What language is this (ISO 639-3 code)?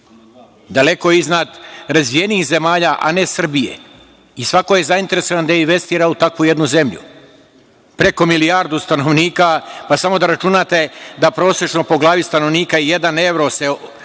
srp